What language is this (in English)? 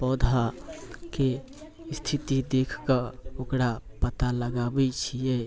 Maithili